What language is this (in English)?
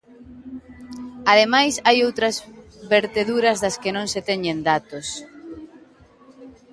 Galician